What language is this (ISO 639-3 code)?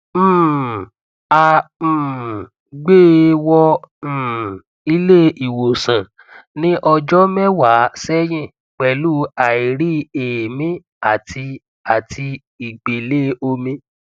yor